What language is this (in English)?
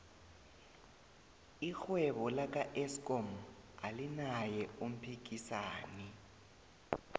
South Ndebele